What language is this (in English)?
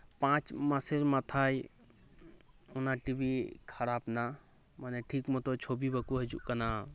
Santali